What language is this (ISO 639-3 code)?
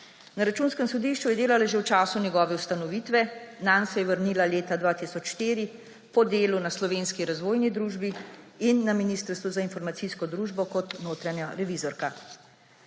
slv